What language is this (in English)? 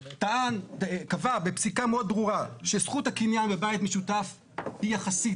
Hebrew